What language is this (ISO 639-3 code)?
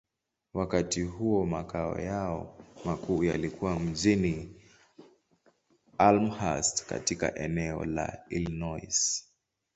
swa